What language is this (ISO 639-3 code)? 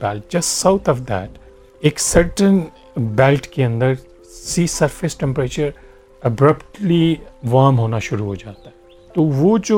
urd